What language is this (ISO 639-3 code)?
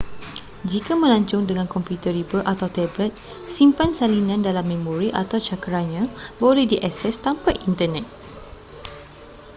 msa